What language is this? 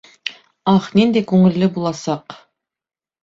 Bashkir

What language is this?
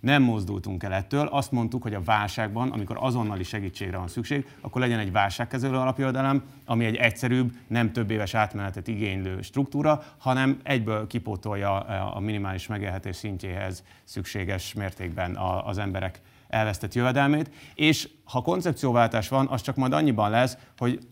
Hungarian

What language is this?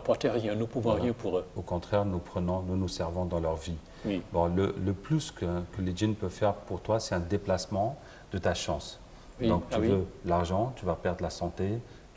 French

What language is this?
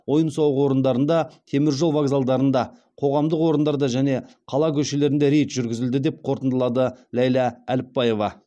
Kazakh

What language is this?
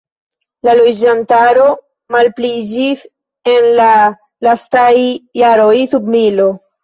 Esperanto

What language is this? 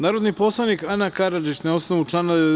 Serbian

